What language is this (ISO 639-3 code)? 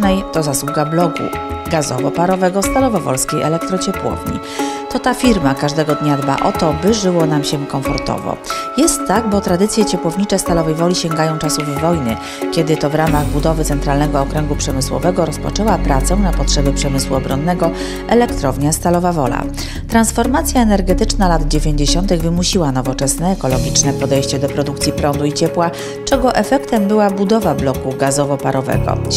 pol